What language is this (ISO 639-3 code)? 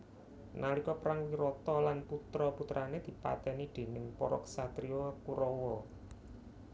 jav